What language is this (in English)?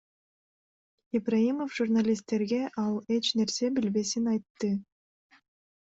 Kyrgyz